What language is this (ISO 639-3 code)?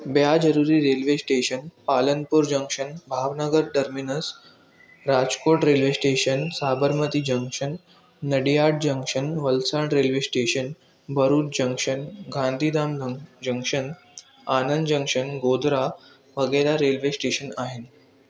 snd